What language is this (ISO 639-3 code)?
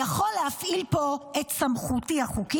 heb